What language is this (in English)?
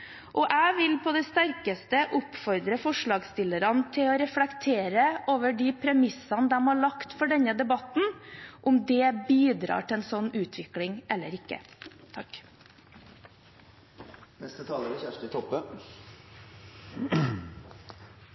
Norwegian